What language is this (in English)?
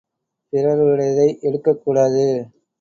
Tamil